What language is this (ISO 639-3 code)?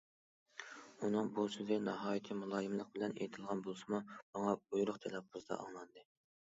uig